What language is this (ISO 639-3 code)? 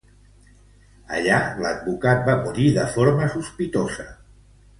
cat